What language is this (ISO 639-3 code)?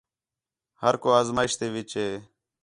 xhe